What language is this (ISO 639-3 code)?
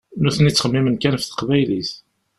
kab